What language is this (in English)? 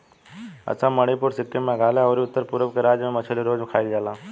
Bhojpuri